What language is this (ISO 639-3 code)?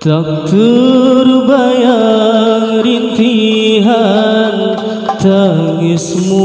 ind